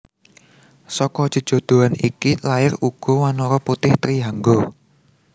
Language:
Javanese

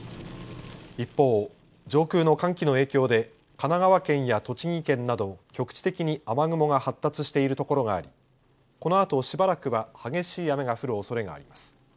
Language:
Japanese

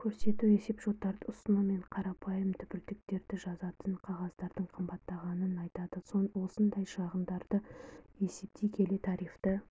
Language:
Kazakh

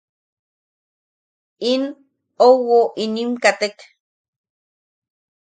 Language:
Yaqui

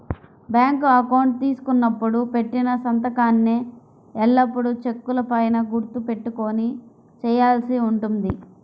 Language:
Telugu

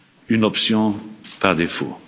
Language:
French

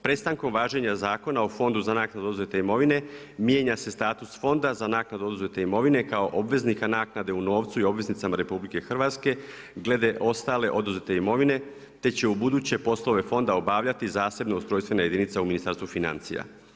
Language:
Croatian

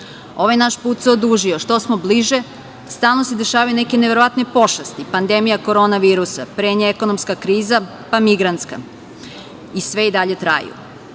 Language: Serbian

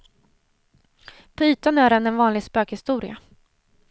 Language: Swedish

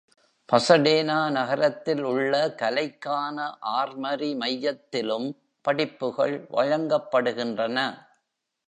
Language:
Tamil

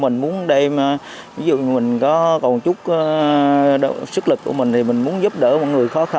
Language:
Vietnamese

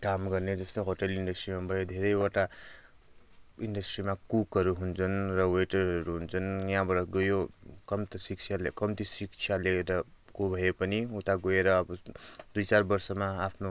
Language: Nepali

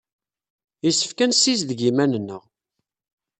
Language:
Kabyle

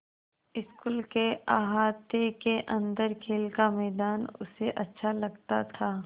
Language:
Hindi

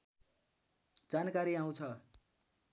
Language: Nepali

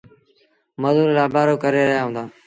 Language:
Sindhi Bhil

